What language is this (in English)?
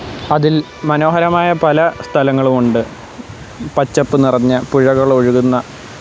Malayalam